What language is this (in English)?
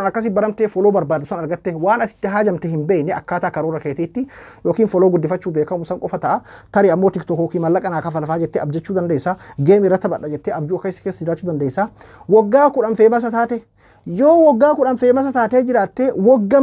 Arabic